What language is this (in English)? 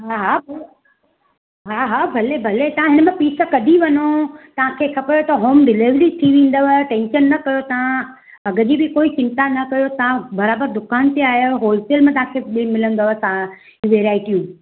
Sindhi